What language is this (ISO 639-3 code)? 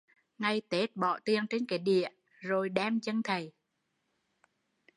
vie